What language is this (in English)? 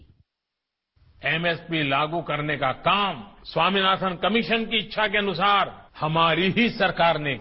Hindi